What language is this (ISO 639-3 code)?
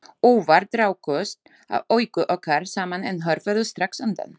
isl